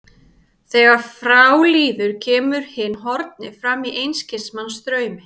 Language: Icelandic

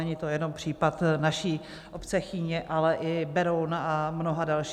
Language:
Czech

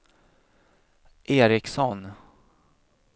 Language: Swedish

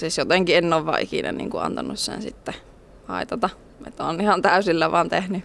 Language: Finnish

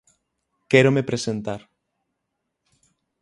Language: Galician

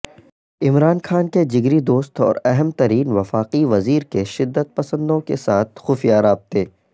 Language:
Urdu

